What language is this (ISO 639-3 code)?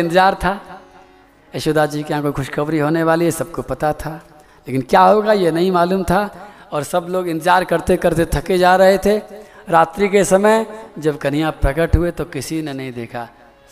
hin